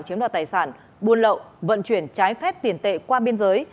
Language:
Vietnamese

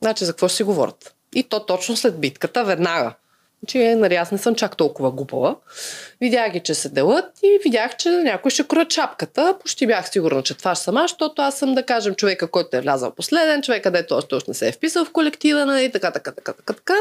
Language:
Bulgarian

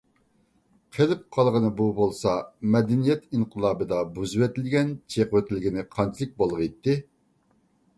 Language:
Uyghur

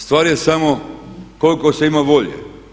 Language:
Croatian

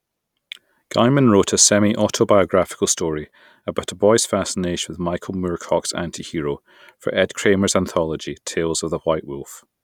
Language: English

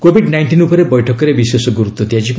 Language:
Odia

